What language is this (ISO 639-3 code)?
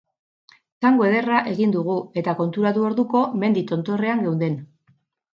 eus